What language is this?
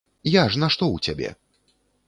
Belarusian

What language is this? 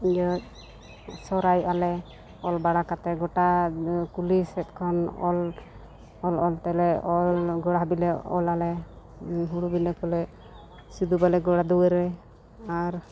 Santali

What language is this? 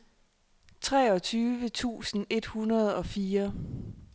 Danish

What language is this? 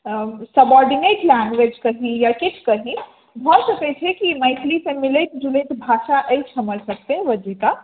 Maithili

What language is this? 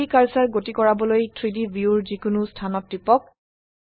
Assamese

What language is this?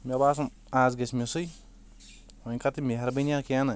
Kashmiri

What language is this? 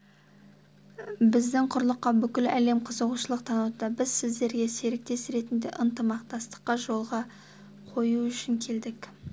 Kazakh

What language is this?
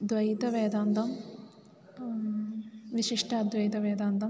Sanskrit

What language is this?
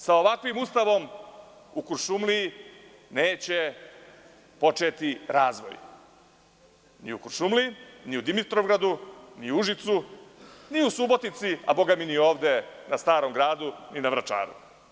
Serbian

